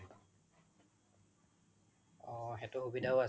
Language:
Assamese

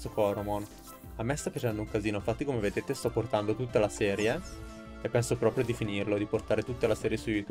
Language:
Italian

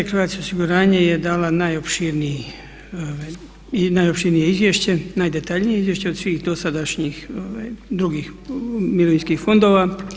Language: Croatian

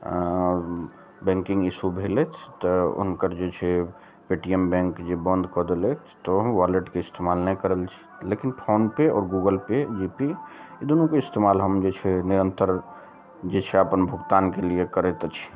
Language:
Maithili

